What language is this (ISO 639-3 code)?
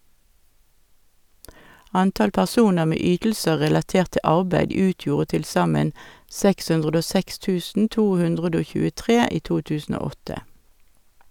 nor